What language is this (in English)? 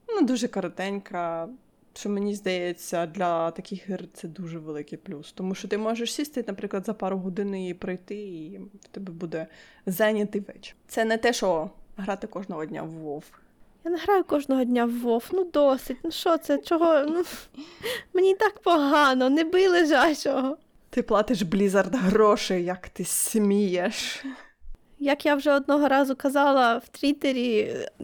Ukrainian